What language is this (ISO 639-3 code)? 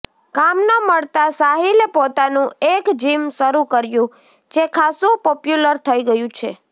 guj